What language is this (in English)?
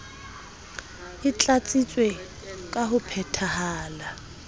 Southern Sotho